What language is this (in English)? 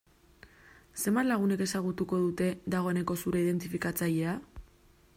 Basque